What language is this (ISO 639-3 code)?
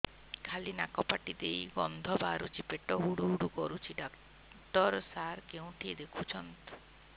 ori